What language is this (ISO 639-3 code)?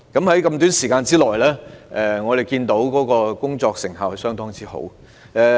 yue